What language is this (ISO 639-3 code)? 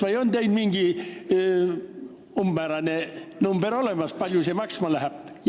est